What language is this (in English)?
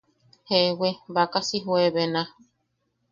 Yaqui